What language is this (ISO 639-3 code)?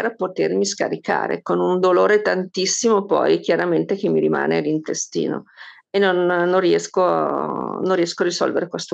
ita